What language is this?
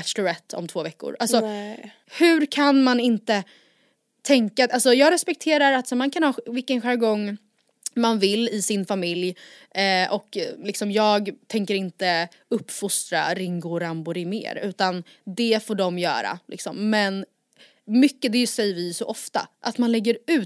Swedish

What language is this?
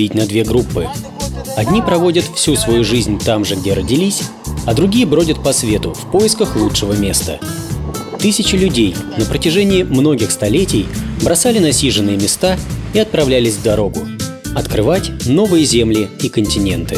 Russian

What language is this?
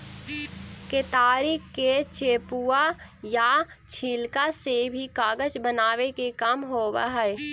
Magahi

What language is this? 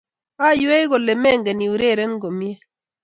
Kalenjin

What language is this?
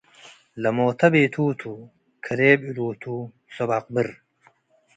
Tigre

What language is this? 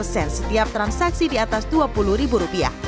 Indonesian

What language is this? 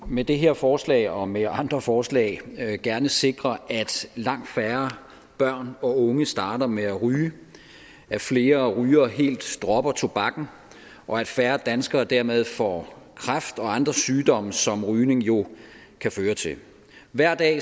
Danish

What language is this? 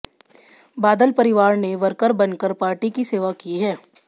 Hindi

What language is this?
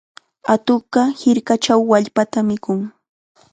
Chiquián Ancash Quechua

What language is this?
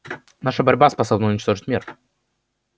Russian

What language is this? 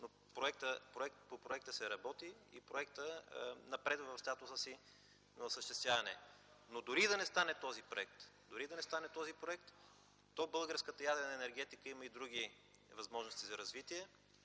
Bulgarian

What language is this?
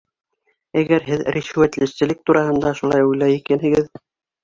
Bashkir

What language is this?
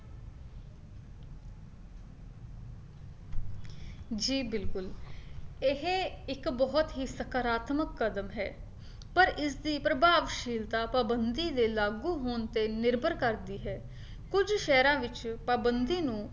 Punjabi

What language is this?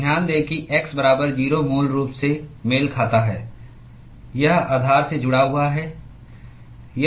Hindi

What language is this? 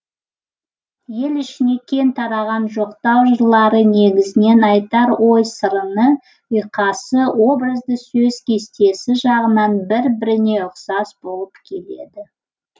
Kazakh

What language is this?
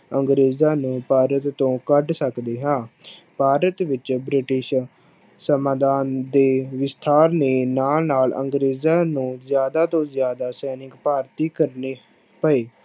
Punjabi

